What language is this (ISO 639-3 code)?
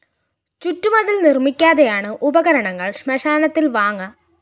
mal